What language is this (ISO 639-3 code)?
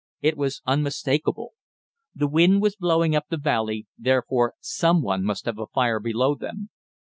eng